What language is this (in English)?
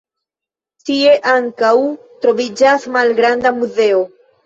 Esperanto